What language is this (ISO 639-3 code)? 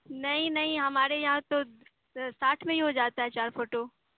urd